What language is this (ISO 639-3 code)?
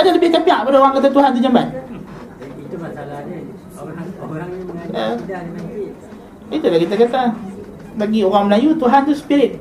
msa